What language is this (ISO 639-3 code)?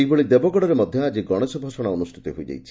ori